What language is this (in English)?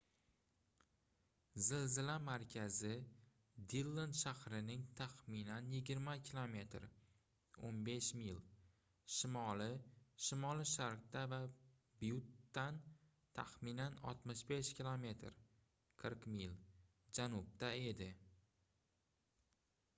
Uzbek